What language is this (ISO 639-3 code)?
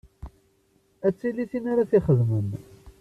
kab